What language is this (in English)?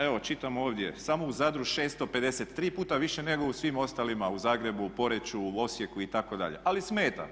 Croatian